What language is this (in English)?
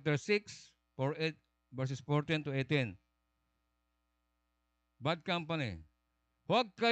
Filipino